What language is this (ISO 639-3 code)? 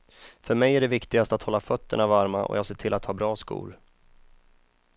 swe